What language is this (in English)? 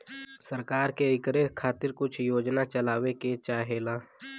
Bhojpuri